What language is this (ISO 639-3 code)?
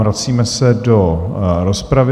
ces